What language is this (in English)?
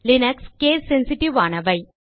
Tamil